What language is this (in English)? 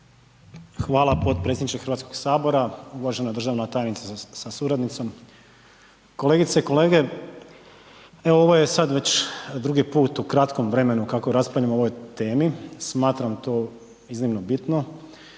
Croatian